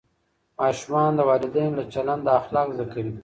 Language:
Pashto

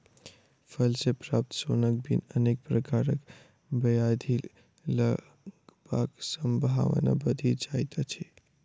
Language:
Maithili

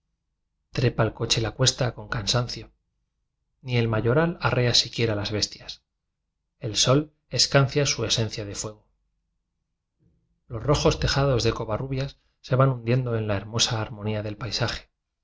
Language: Spanish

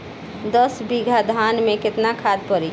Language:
Bhojpuri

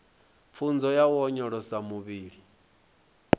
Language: Venda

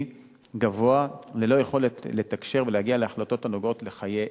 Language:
Hebrew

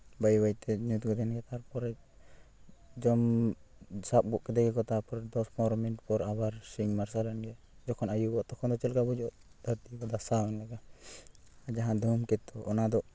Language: Santali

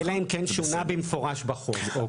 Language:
Hebrew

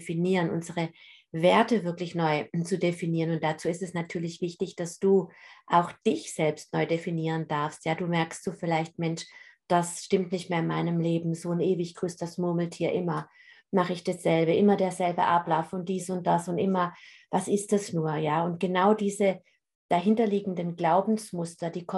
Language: German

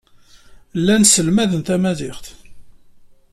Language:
Kabyle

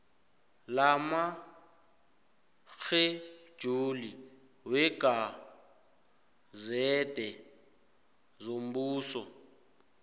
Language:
South Ndebele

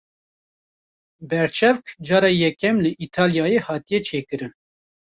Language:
Kurdish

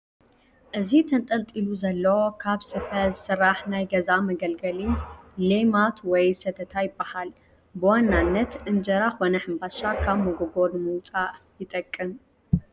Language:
Tigrinya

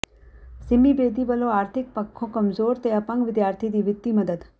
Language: Punjabi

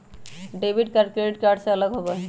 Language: Magahi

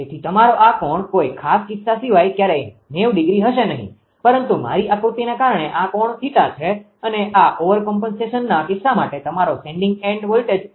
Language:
Gujarati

